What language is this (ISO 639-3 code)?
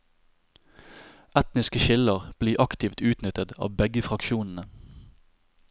nor